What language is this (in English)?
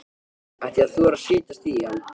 Icelandic